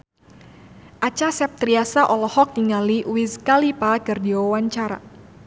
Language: Sundanese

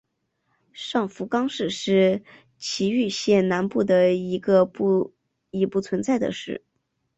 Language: Chinese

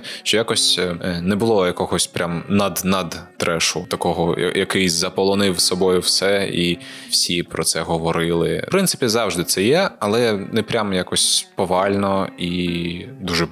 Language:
Ukrainian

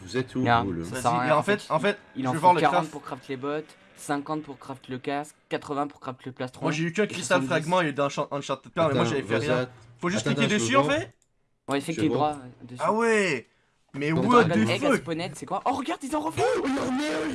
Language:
French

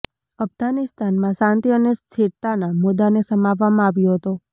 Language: Gujarati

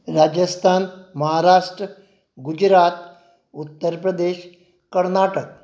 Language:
Konkani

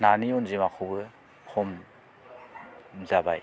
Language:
Bodo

